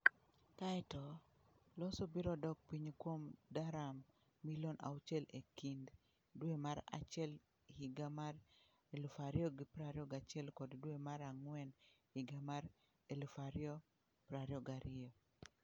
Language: Luo (Kenya and Tanzania)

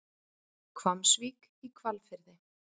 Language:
Icelandic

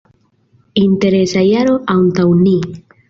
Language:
Esperanto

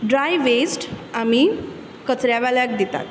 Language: Konkani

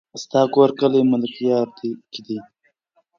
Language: Pashto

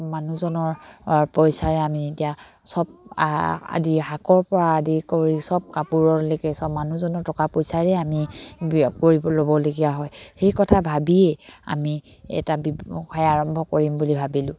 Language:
Assamese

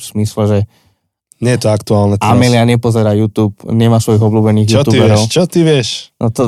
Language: Slovak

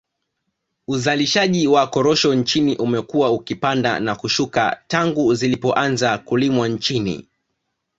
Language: Swahili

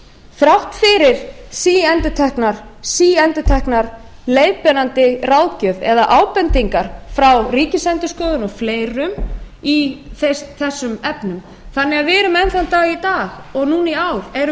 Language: Icelandic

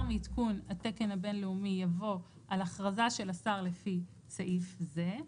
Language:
Hebrew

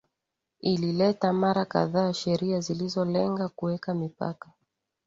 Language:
Swahili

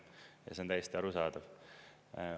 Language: Estonian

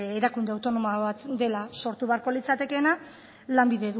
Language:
Basque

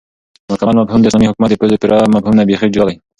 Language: Pashto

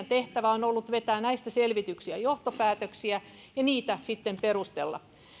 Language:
Finnish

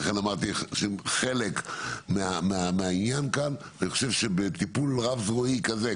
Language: Hebrew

